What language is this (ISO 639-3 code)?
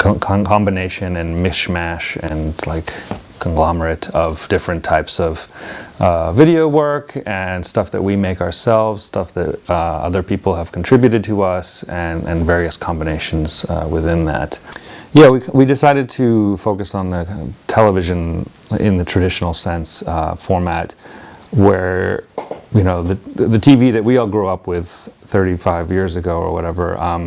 eng